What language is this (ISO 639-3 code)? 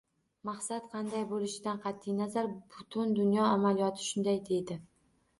uzb